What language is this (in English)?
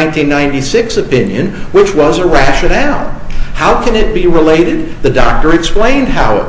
English